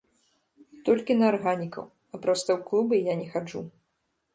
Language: Belarusian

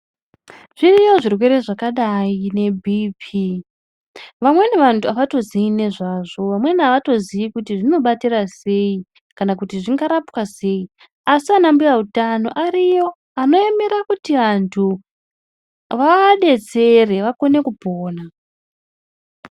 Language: Ndau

